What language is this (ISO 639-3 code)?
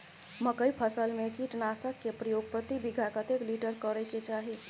mai